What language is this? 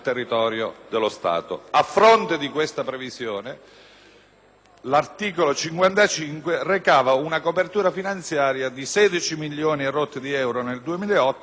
Italian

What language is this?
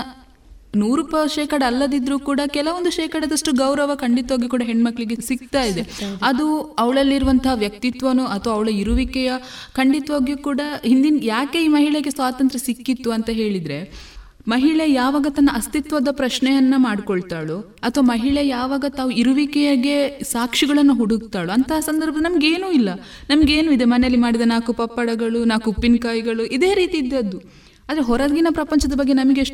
Kannada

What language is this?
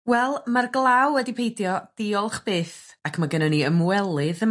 Welsh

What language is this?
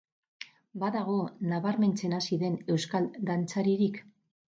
Basque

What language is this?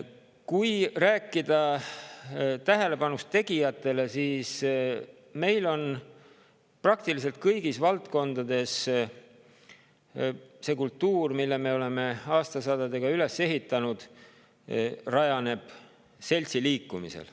Estonian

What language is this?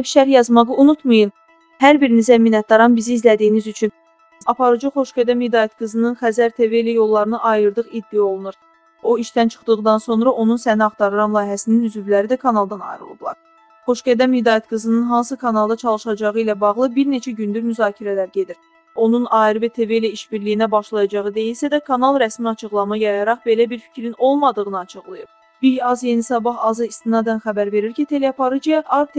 Turkish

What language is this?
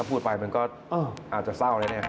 Thai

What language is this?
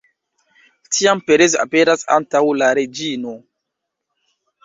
Esperanto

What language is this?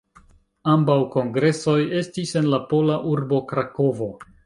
Esperanto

